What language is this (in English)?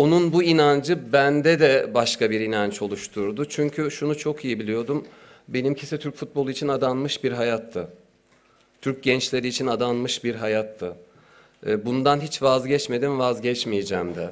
Turkish